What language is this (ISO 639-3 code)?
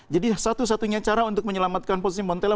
ind